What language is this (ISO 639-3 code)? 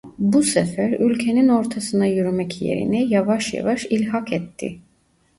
tur